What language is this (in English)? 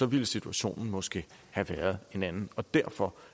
Danish